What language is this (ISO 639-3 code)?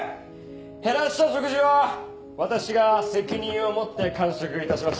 jpn